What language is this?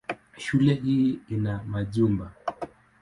Swahili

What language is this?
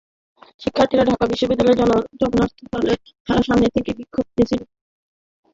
Bangla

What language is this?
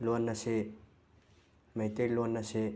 Manipuri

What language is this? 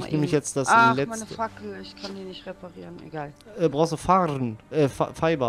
German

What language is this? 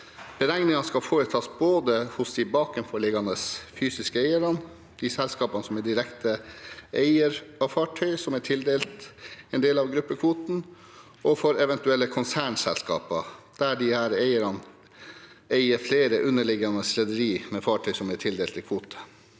Norwegian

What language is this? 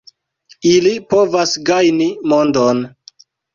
Esperanto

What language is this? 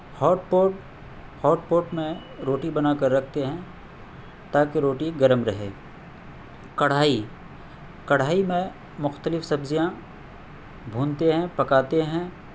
Urdu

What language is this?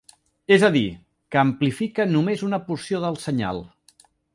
Catalan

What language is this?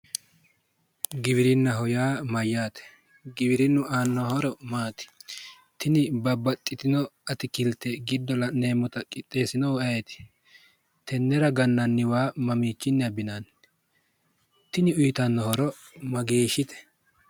Sidamo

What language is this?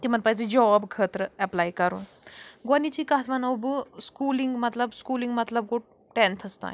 Kashmiri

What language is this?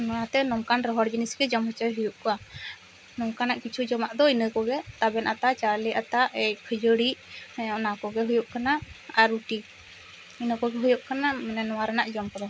Santali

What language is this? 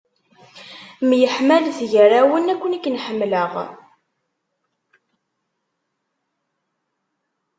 Kabyle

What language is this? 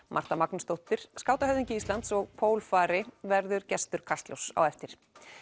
Icelandic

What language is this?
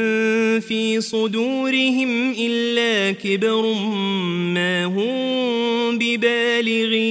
Arabic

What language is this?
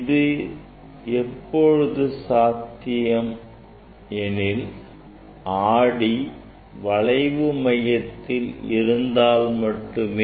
Tamil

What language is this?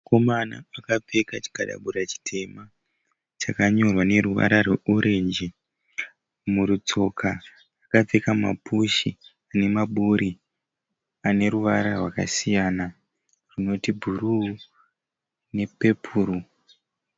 Shona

